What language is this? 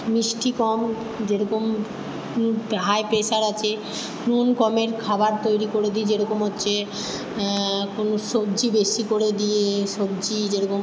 Bangla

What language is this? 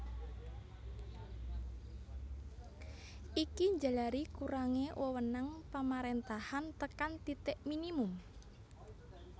Javanese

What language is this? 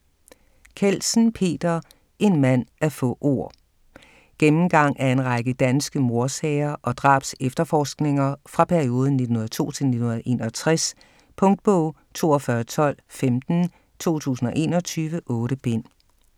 Danish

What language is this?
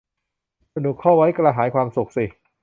Thai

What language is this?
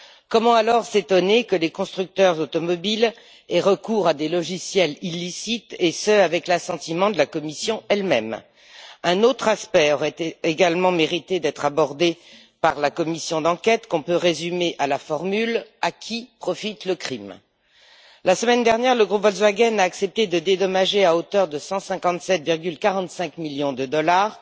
French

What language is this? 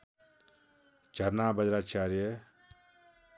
Nepali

